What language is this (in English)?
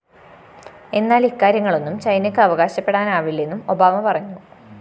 Malayalam